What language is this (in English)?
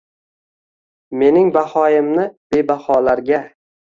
Uzbek